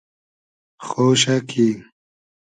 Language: Hazaragi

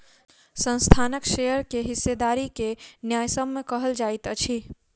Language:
Maithili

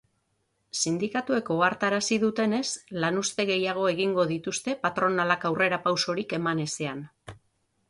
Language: Basque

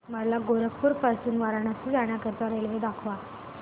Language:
Marathi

